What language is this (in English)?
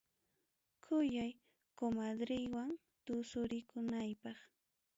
Ayacucho Quechua